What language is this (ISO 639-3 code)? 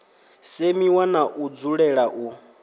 ven